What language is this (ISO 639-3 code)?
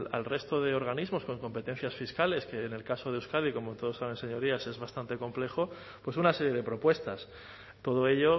spa